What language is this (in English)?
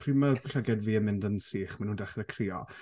Welsh